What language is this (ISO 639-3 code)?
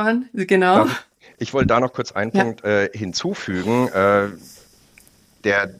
deu